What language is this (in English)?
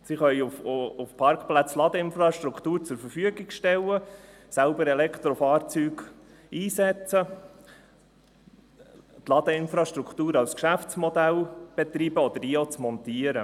Swiss German